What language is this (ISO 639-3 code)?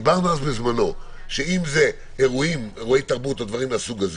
heb